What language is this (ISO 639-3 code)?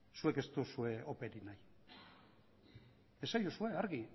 eus